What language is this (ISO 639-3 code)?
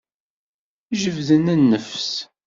kab